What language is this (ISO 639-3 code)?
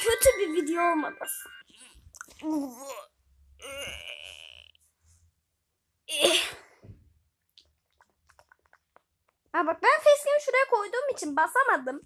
tur